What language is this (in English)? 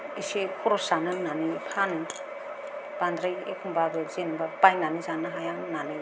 Bodo